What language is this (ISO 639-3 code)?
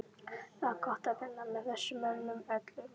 isl